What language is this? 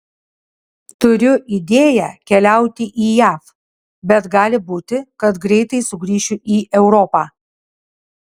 Lithuanian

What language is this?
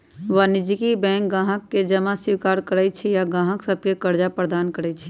Magahi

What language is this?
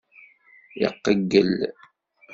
Kabyle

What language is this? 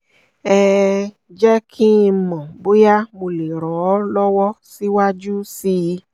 Yoruba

